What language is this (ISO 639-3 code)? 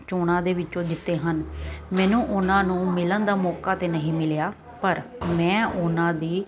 pan